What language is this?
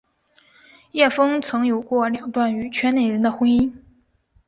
Chinese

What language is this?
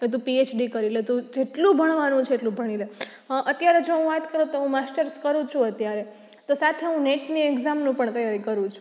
Gujarati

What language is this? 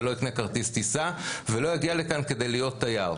Hebrew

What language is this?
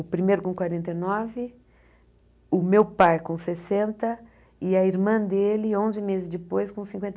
Portuguese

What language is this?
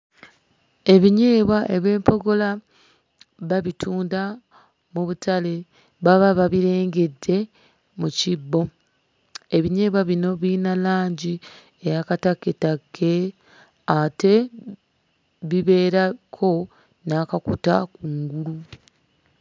Ganda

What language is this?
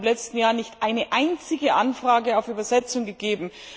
German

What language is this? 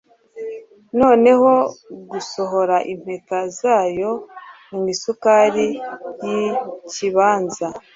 Kinyarwanda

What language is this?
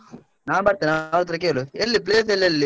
Kannada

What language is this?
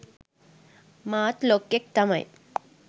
Sinhala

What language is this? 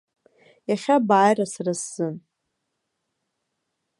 Abkhazian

